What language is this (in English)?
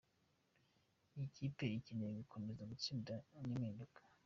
Kinyarwanda